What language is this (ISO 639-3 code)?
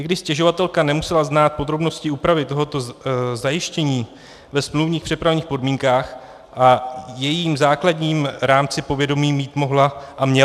ces